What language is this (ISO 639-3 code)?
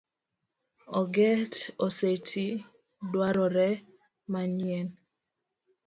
luo